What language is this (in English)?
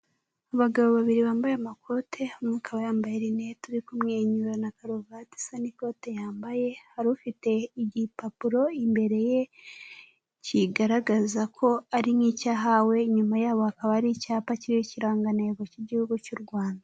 Kinyarwanda